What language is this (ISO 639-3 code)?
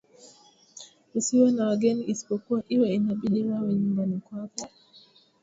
swa